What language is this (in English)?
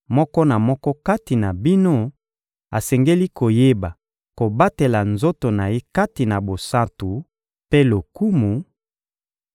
Lingala